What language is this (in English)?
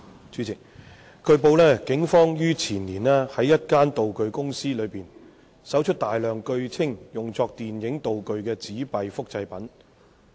Cantonese